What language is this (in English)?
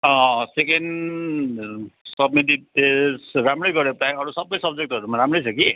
Nepali